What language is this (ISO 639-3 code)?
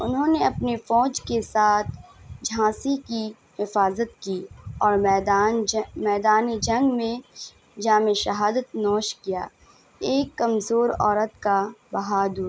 urd